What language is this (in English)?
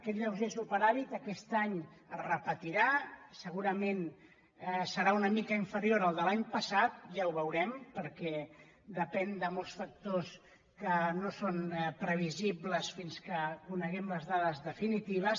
Catalan